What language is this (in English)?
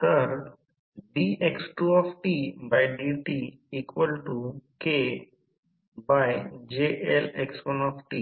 Marathi